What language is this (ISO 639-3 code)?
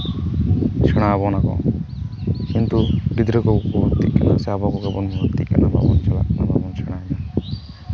sat